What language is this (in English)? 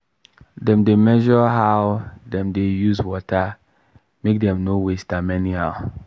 Nigerian Pidgin